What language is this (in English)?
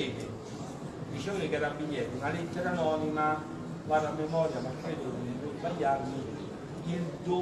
Italian